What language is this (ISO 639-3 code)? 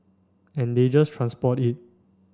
eng